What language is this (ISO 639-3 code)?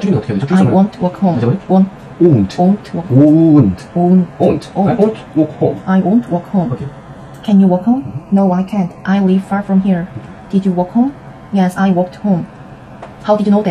fra